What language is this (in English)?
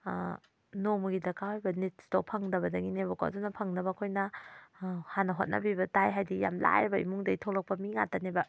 Manipuri